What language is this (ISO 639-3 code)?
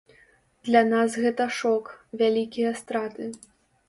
bel